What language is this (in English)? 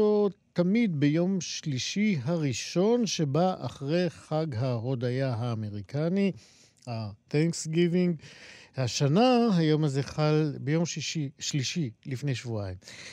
Hebrew